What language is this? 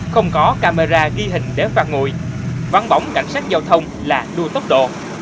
Vietnamese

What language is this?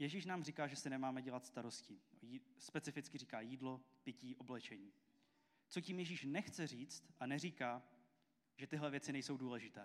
Czech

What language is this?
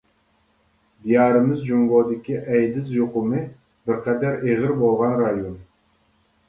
Uyghur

